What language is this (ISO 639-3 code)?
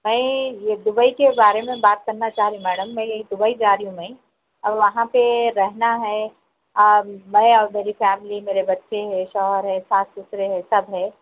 urd